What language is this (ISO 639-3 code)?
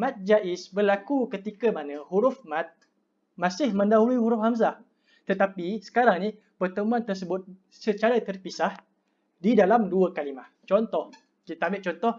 msa